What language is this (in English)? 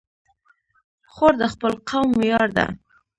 Pashto